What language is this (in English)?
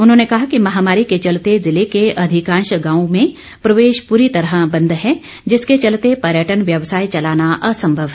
Hindi